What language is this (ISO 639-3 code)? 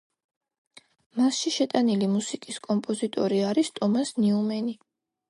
kat